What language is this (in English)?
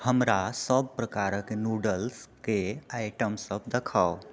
Maithili